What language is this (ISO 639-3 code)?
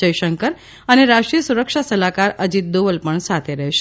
guj